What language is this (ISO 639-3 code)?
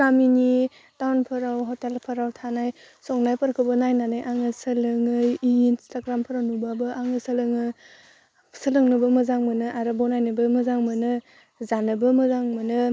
brx